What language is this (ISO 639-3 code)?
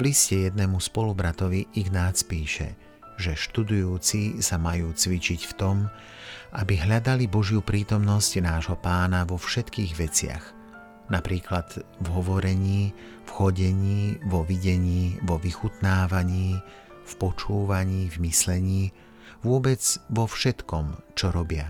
slk